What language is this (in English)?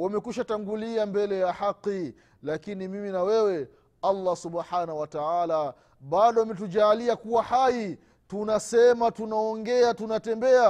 Swahili